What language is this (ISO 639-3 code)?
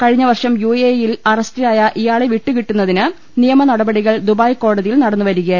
mal